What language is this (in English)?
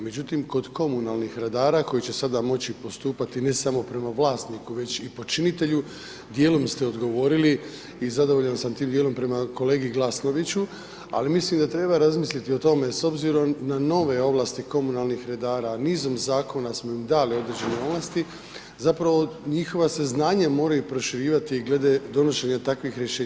Croatian